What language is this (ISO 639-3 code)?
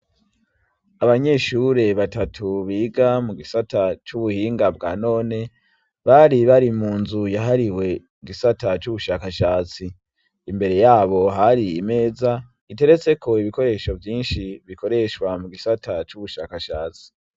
run